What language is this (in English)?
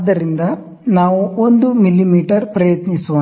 Kannada